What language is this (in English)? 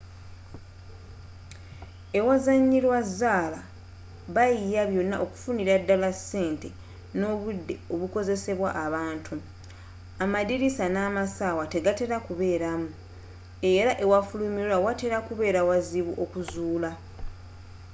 Ganda